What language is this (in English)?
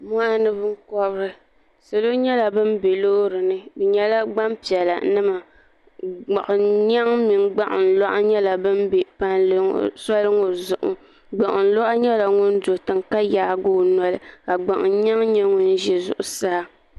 Dagbani